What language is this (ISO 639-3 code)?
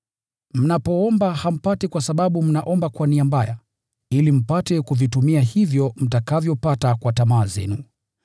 swa